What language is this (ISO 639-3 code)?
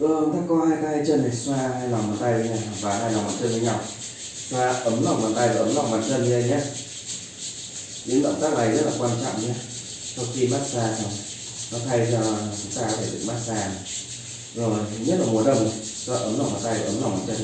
vie